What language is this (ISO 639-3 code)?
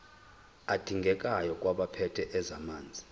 zul